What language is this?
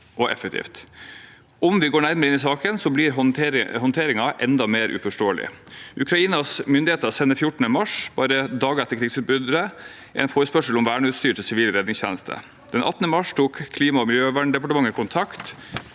Norwegian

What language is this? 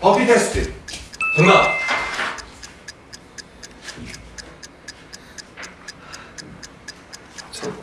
Korean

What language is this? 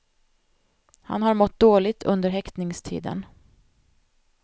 Swedish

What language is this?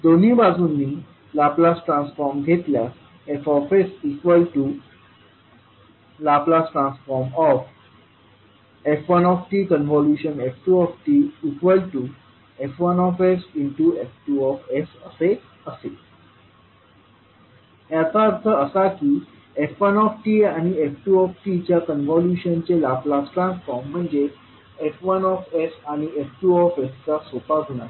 Marathi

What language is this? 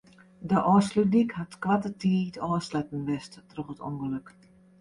Western Frisian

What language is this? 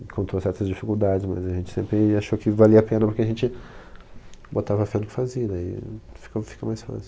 Portuguese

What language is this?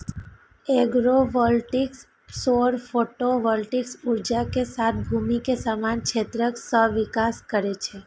Maithili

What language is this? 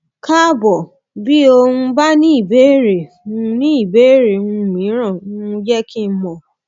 Yoruba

